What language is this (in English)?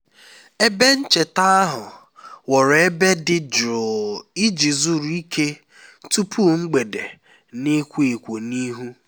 Igbo